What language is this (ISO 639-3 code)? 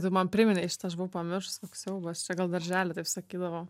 lit